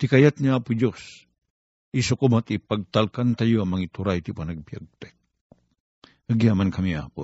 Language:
Filipino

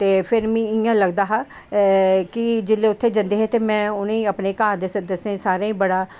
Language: Dogri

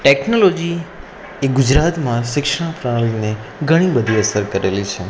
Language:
Gujarati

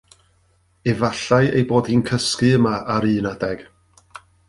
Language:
Welsh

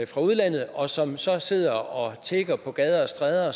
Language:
Danish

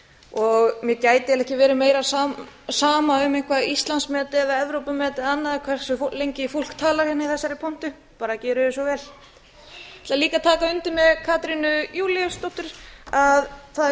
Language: Icelandic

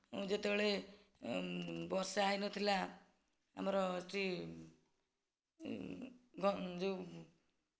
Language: Odia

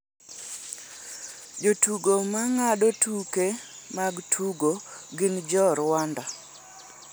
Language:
Luo (Kenya and Tanzania)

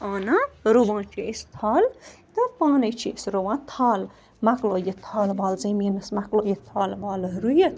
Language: Kashmiri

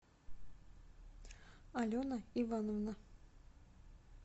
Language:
Russian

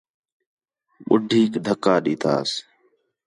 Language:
Khetrani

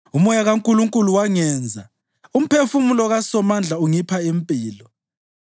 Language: North Ndebele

